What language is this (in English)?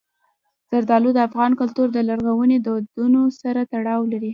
Pashto